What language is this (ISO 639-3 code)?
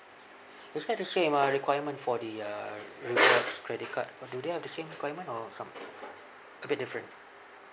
eng